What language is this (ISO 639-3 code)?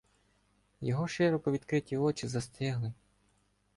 ukr